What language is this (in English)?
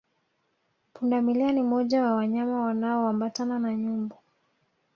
Swahili